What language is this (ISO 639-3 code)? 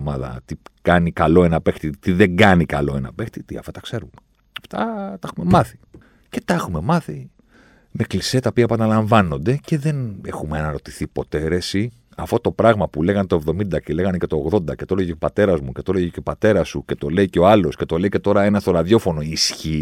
ell